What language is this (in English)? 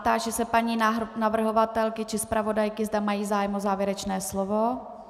Czech